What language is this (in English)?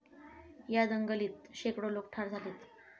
Marathi